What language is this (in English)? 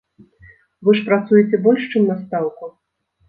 Belarusian